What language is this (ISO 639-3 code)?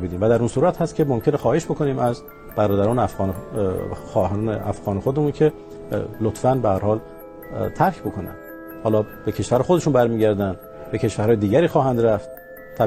fas